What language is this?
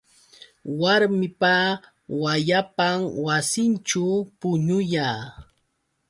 Yauyos Quechua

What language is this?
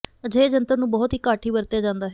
Punjabi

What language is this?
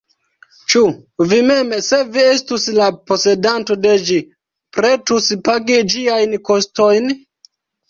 Esperanto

